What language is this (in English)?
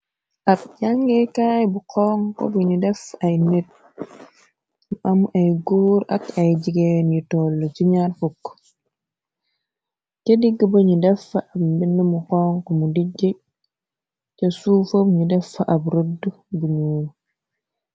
Wolof